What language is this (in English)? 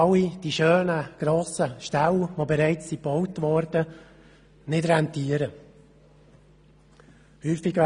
Swiss German